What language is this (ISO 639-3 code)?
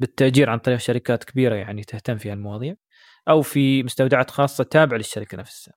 ara